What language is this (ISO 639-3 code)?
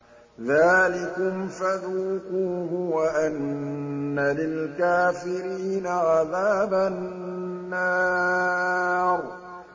ara